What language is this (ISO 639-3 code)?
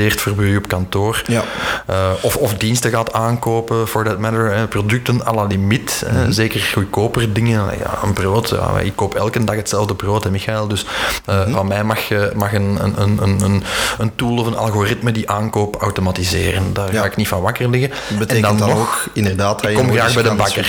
nld